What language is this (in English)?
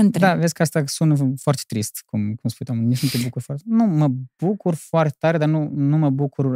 Romanian